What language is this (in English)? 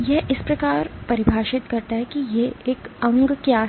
Hindi